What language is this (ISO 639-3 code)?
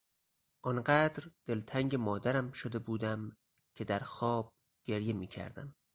fas